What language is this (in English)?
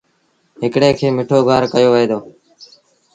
Sindhi Bhil